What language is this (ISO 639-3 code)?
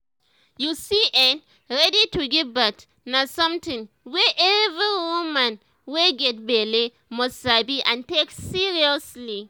pcm